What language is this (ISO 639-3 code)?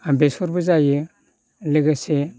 brx